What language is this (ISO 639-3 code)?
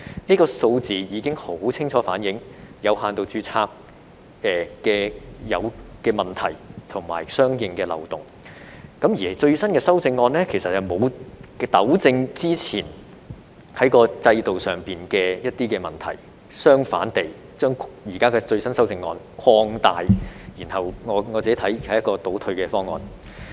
yue